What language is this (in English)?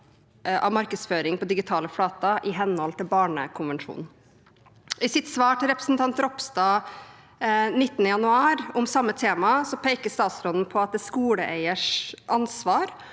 Norwegian